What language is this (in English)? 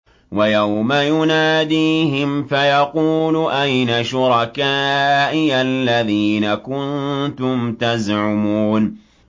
Arabic